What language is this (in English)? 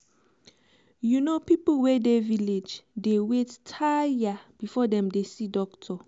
Nigerian Pidgin